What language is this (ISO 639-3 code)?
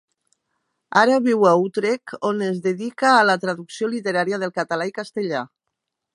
cat